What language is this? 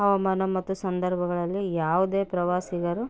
Kannada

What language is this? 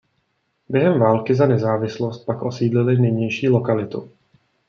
Czech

